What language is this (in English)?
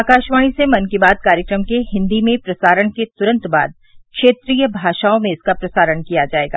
Hindi